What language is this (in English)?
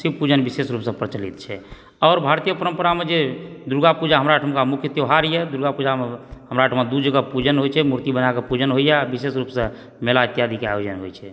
Maithili